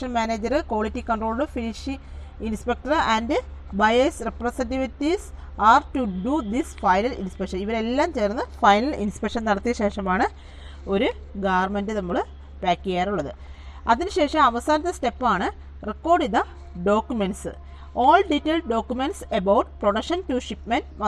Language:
Malayalam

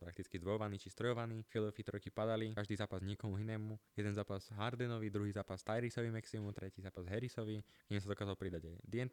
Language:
Slovak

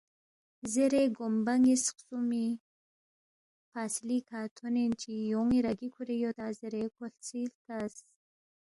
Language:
Balti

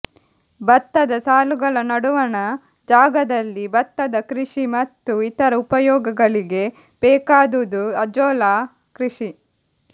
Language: Kannada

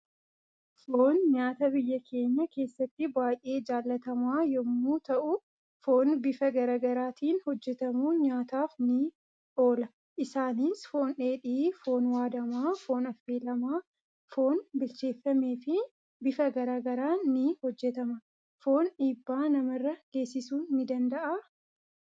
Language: Oromo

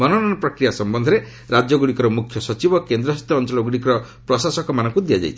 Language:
Odia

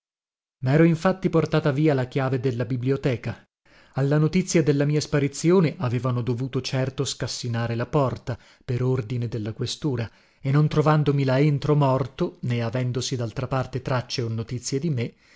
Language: Italian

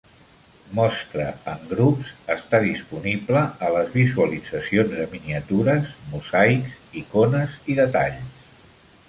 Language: Catalan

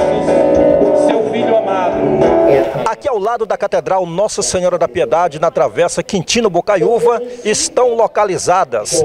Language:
Portuguese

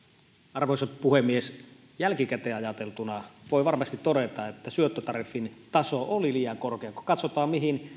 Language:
Finnish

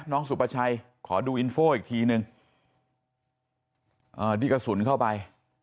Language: Thai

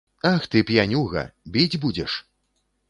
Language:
Belarusian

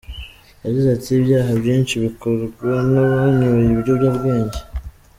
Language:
Kinyarwanda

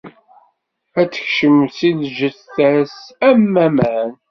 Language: Kabyle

